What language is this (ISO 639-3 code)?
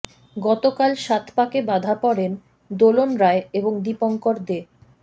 ben